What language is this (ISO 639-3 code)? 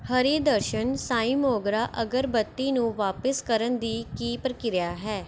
pan